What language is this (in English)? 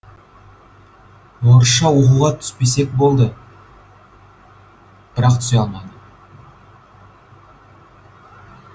Kazakh